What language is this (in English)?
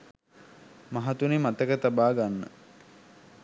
Sinhala